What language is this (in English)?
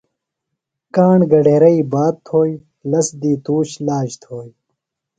Phalura